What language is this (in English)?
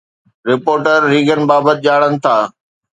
Sindhi